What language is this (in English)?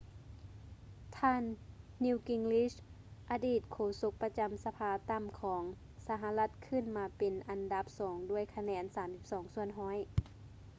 Lao